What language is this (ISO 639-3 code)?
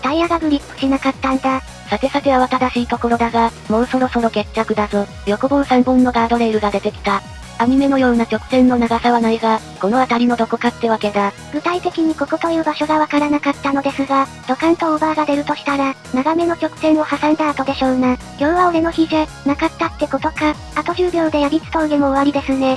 jpn